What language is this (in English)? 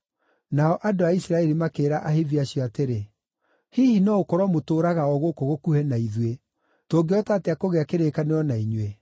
Kikuyu